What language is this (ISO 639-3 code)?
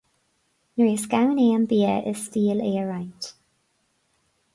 gle